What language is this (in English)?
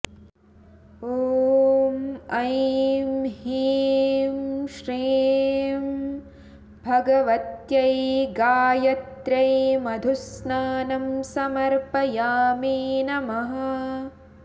Sanskrit